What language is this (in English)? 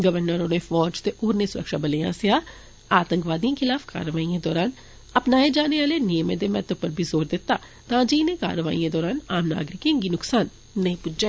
Dogri